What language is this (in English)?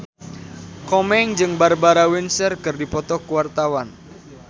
Sundanese